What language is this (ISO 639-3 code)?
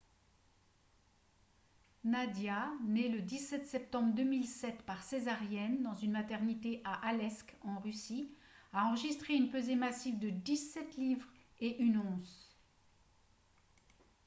fra